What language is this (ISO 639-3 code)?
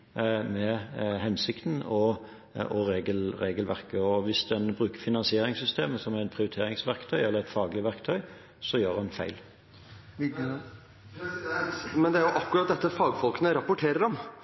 nob